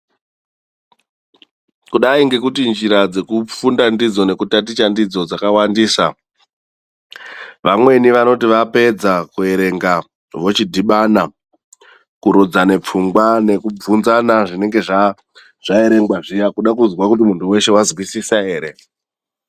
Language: Ndau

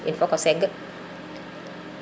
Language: Serer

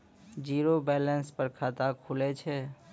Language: Maithili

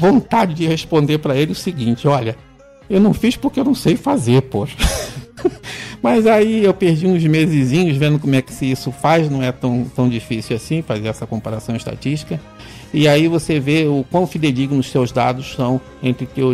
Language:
Portuguese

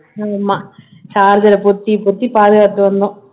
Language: Tamil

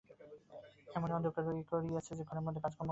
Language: Bangla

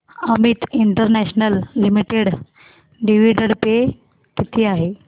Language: Marathi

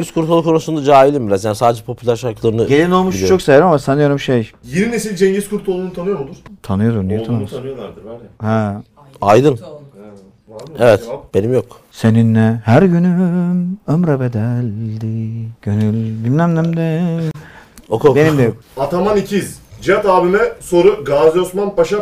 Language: Turkish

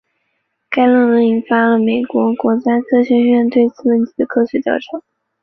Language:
Chinese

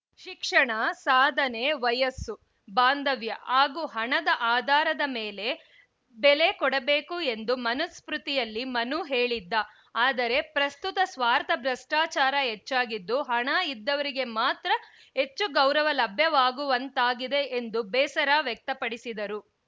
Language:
Kannada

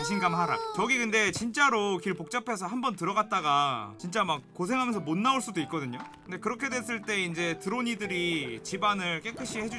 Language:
Korean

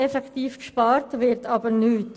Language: Swiss German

